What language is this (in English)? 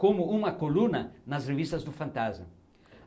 Portuguese